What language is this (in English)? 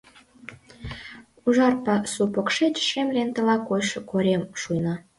Mari